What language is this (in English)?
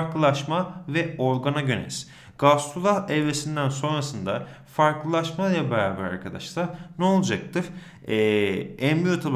Turkish